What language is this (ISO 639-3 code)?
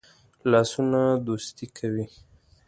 pus